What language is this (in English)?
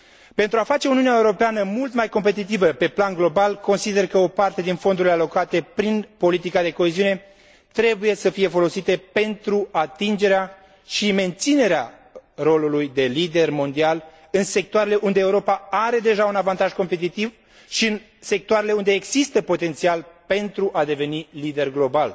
Romanian